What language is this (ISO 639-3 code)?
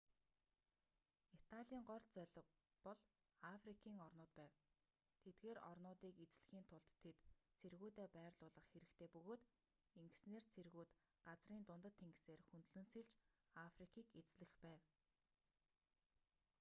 mon